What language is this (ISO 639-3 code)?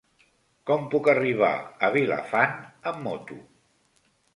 cat